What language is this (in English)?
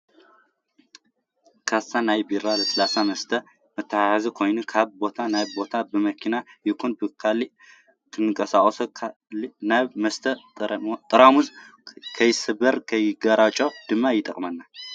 Tigrinya